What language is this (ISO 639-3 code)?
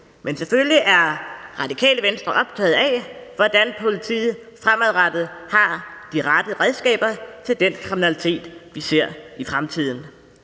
dan